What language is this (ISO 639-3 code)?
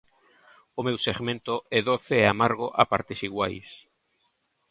glg